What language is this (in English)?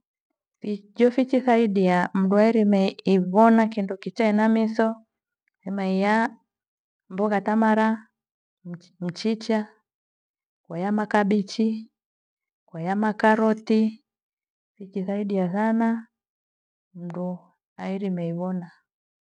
Gweno